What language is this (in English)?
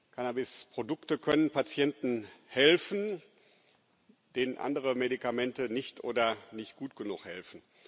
German